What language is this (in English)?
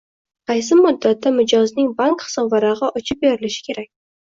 Uzbek